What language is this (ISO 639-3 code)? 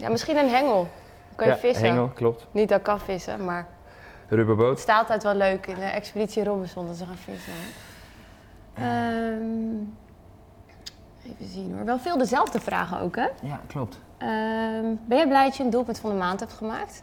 nld